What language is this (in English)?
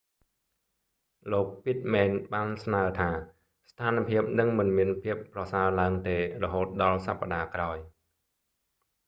Khmer